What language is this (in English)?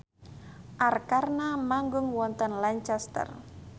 Javanese